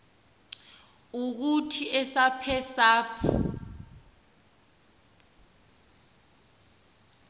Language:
Xhosa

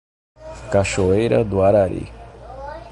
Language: Portuguese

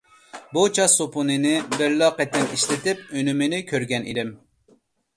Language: Uyghur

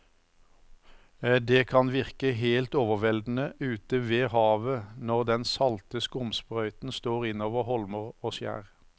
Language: Norwegian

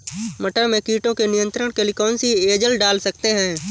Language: Hindi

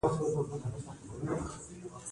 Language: Pashto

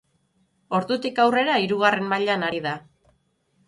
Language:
Basque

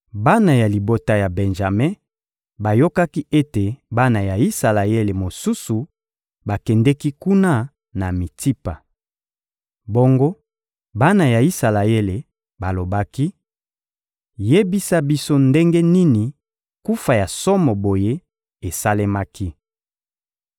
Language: Lingala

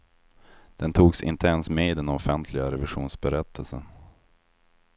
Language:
Swedish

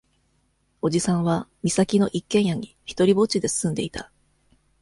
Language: Japanese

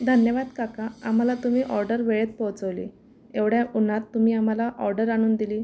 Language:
Marathi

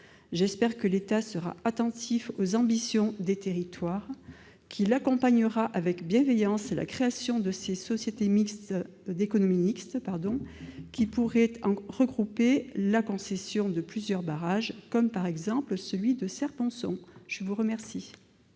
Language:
French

